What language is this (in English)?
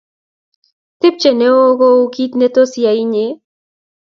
Kalenjin